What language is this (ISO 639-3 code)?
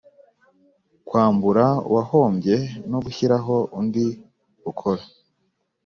kin